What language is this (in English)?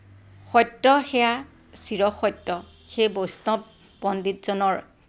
Assamese